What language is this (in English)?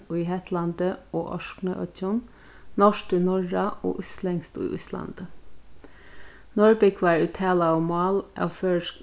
Faroese